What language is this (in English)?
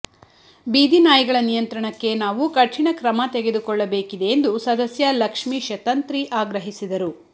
Kannada